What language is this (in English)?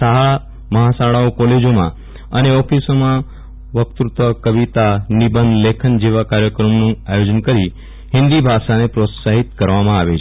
Gujarati